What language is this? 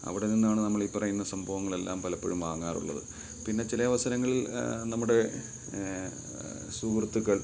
Malayalam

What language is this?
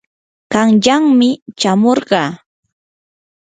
Yanahuanca Pasco Quechua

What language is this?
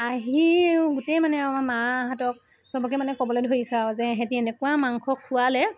Assamese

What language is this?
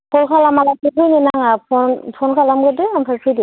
Bodo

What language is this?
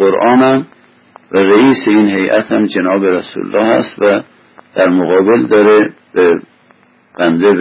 Persian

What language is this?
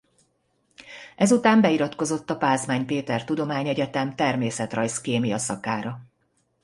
Hungarian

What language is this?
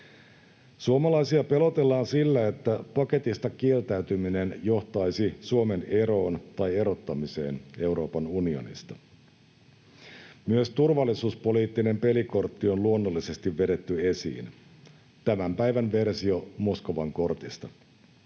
Finnish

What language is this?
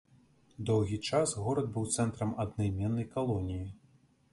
Belarusian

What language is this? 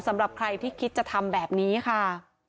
Thai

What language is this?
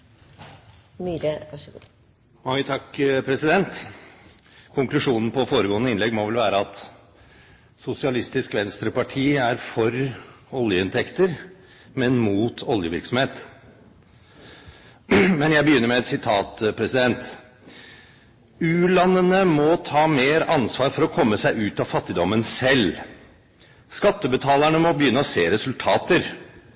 Norwegian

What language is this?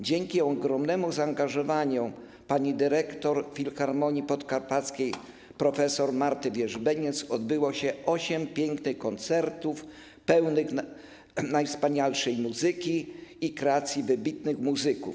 Polish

